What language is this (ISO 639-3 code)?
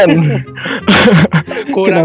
ind